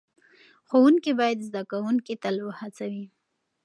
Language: Pashto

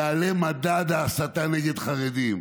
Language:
Hebrew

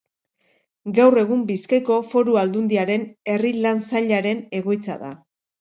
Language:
Basque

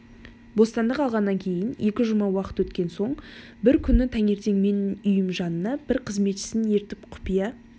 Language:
Kazakh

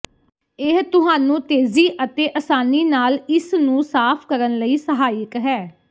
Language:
Punjabi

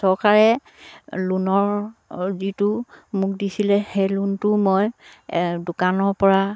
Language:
Assamese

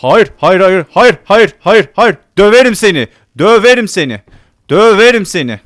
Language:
Turkish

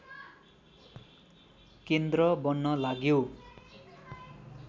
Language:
Nepali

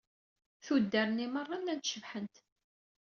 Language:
Kabyle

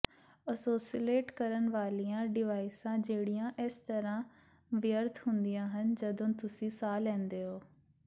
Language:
Punjabi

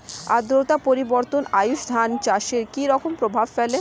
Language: Bangla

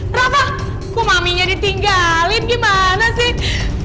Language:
Indonesian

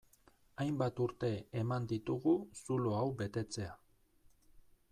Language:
Basque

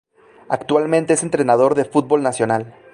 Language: Spanish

